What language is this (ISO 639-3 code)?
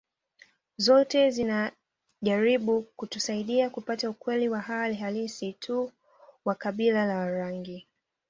swa